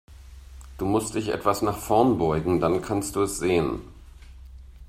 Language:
German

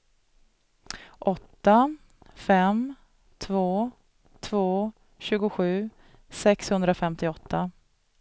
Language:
Swedish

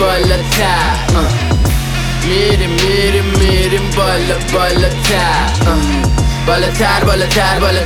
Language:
Persian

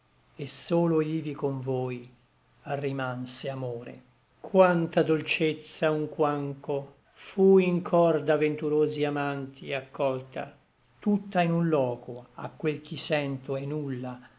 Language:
Italian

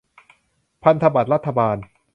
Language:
Thai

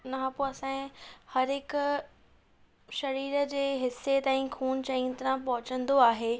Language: Sindhi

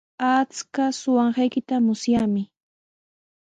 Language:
Sihuas Ancash Quechua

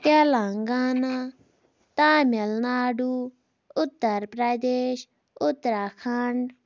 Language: Kashmiri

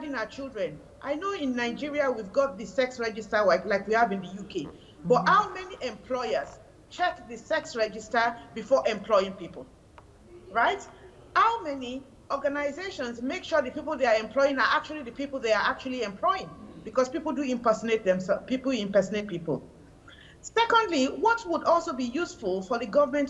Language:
English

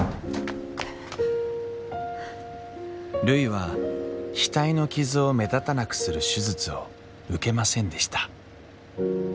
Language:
Japanese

